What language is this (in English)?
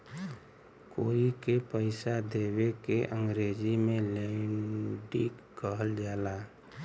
Bhojpuri